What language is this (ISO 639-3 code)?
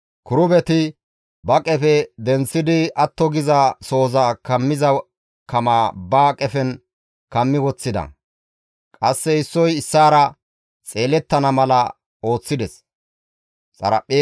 gmv